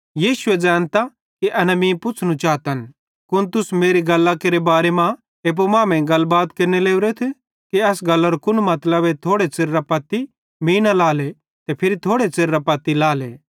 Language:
Bhadrawahi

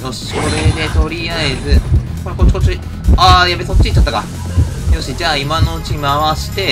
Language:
Japanese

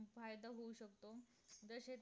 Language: Marathi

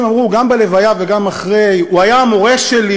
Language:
Hebrew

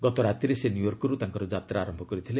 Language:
Odia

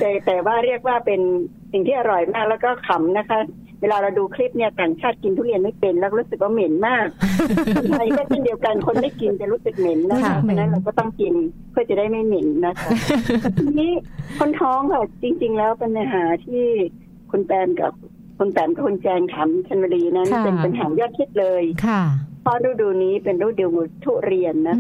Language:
Thai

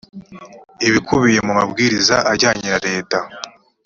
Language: Kinyarwanda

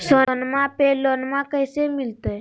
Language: Magahi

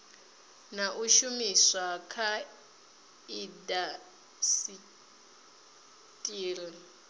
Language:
Venda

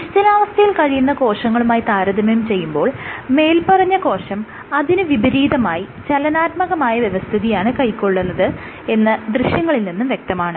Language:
Malayalam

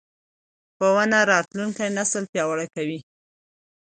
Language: Pashto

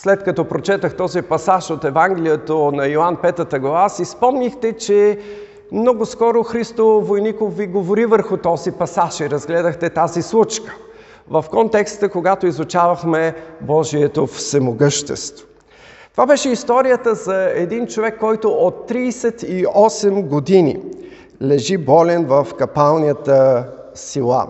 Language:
Bulgarian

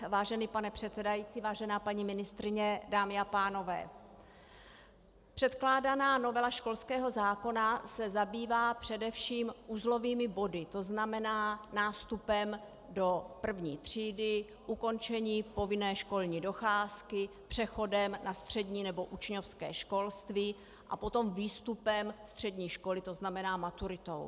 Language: Czech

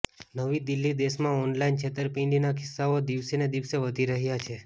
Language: Gujarati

